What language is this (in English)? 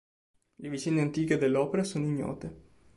Italian